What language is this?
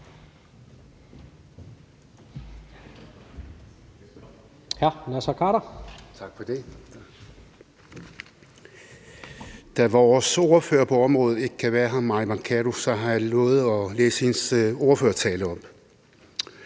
Danish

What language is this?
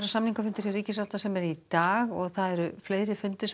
Icelandic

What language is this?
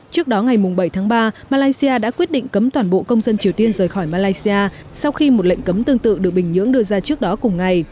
Vietnamese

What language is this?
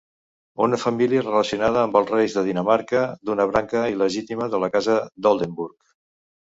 Catalan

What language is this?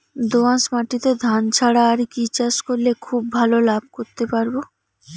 Bangla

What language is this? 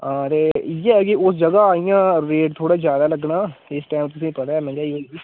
Dogri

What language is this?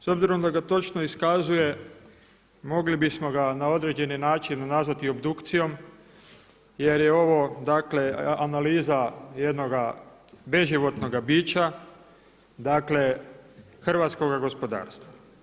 Croatian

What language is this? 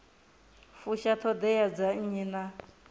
Venda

